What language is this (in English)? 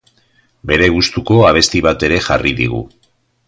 Basque